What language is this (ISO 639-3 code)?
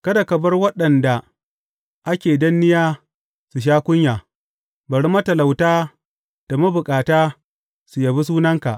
hau